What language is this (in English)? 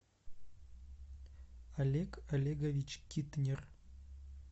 Russian